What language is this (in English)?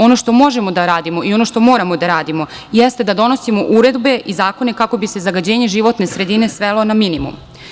Serbian